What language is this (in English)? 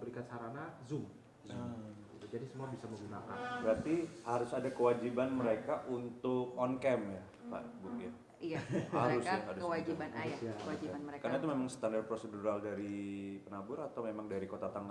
Indonesian